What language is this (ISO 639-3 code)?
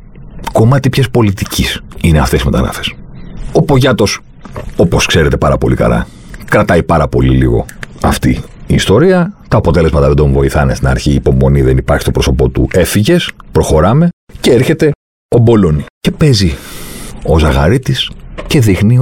ell